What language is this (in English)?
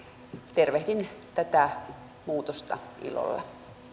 Finnish